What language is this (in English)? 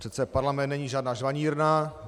Czech